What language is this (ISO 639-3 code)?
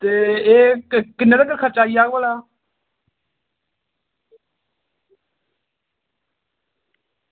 doi